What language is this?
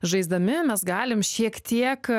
Lithuanian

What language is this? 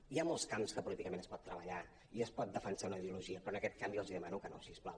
Catalan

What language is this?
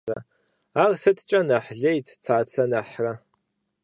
Kabardian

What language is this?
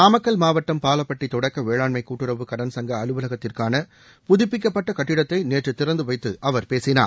Tamil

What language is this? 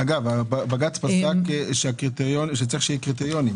Hebrew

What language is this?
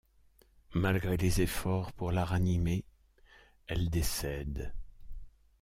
French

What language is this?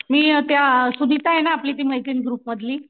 Marathi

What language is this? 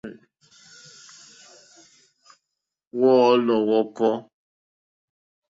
Mokpwe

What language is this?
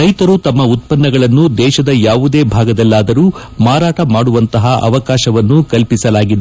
Kannada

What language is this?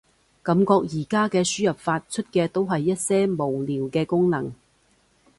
Cantonese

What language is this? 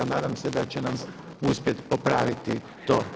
Croatian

